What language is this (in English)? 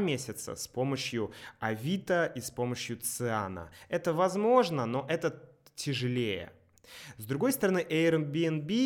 Russian